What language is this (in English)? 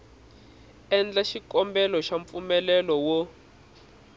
Tsonga